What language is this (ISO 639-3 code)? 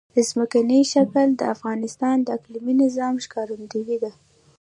pus